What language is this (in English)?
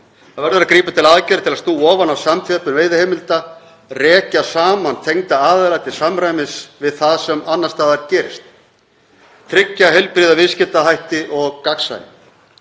Icelandic